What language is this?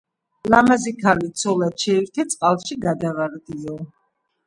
Georgian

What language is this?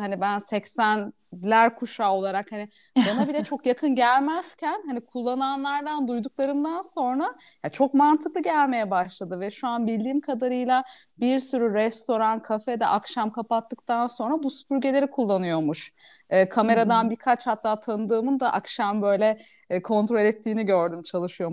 Turkish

